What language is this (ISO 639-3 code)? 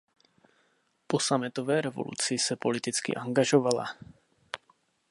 ces